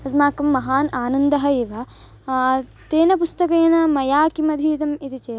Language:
Sanskrit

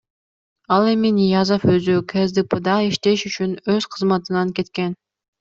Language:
Kyrgyz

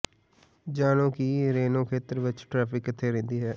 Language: Punjabi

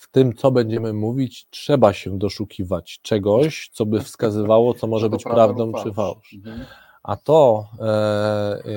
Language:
Polish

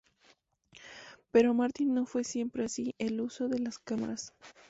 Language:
Spanish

